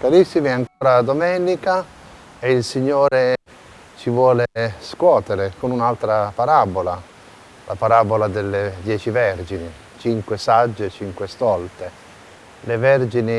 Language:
Italian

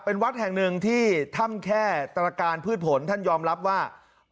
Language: Thai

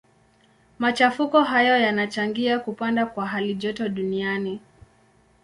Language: Swahili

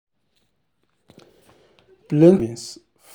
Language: Nigerian Pidgin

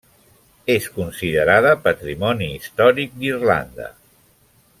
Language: Catalan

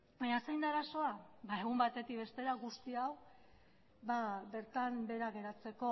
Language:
Basque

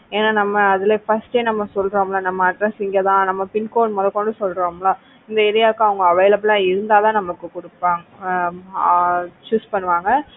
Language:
Tamil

